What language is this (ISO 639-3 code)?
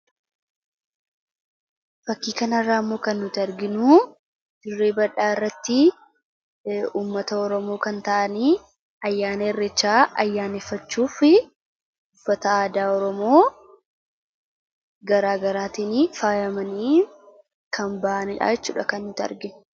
orm